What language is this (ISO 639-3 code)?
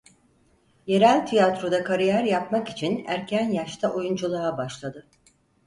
tur